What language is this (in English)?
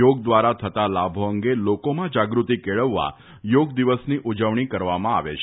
Gujarati